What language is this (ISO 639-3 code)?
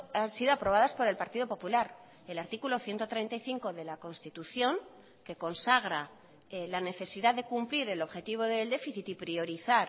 spa